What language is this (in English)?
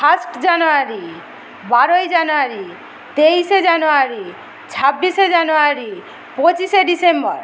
Bangla